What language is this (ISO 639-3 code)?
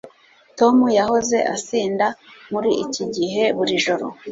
kin